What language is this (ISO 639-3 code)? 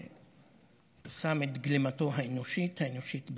heb